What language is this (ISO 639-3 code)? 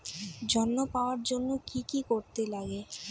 ben